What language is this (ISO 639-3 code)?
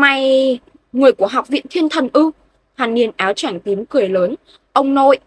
vie